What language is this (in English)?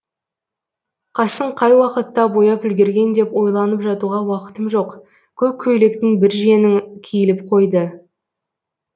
Kazakh